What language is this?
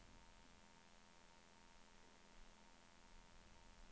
Swedish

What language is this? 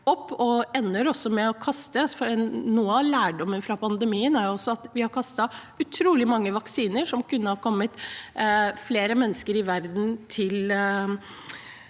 Norwegian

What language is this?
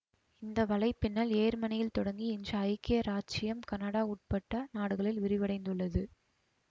Tamil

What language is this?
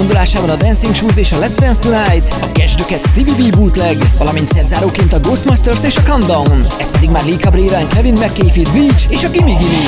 Hungarian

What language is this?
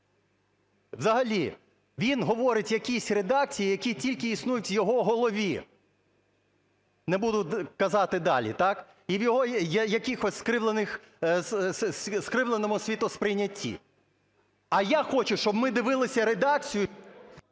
Ukrainian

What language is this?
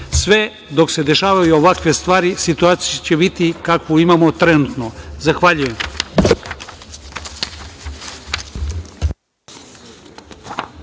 Serbian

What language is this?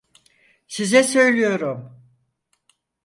Turkish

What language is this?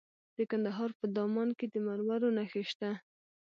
Pashto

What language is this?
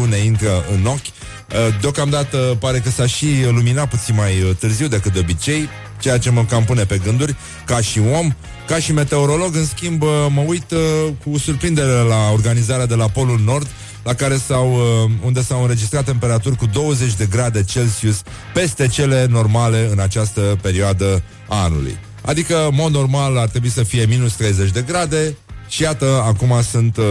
Romanian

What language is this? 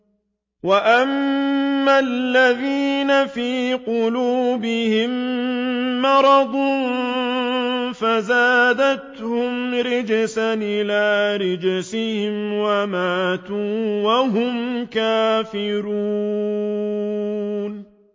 Arabic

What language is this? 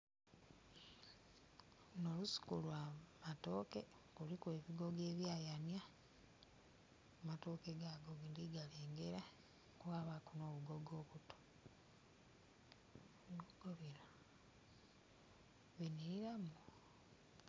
Soga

